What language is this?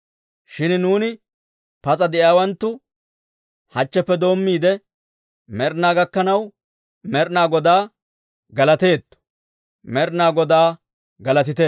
Dawro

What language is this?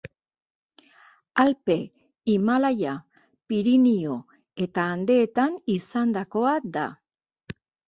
Basque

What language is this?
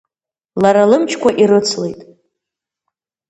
Abkhazian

